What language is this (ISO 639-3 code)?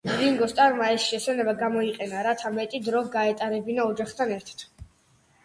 kat